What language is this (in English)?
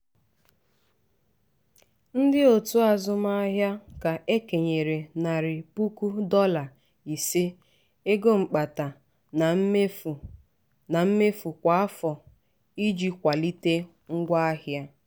Igbo